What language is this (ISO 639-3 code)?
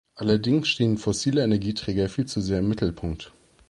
deu